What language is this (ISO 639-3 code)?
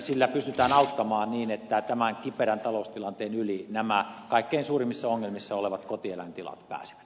fin